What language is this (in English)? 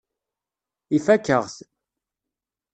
Kabyle